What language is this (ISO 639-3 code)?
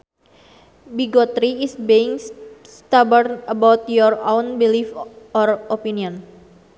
sun